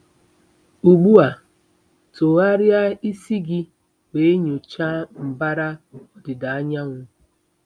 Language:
Igbo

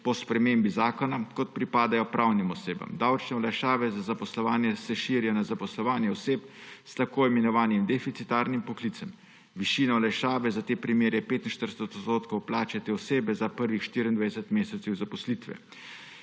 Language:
Slovenian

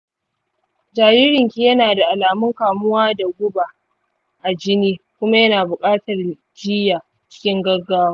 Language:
Hausa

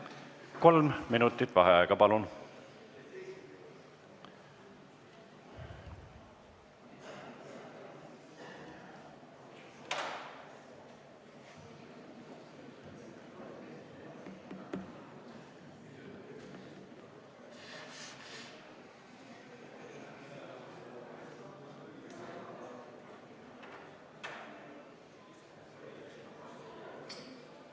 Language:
Estonian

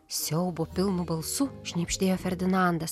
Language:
Lithuanian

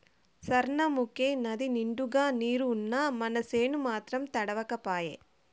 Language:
Telugu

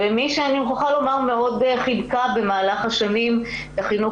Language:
Hebrew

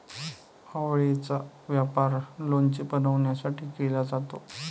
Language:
Marathi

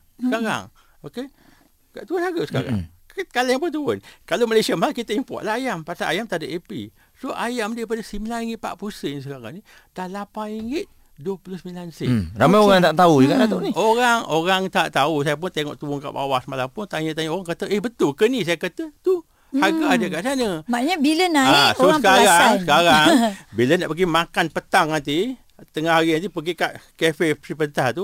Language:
Malay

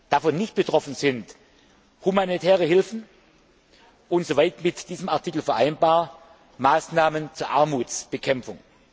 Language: German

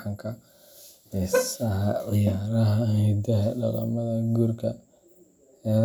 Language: Somali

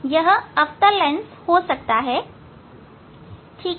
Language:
Hindi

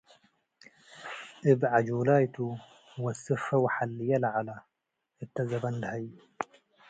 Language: Tigre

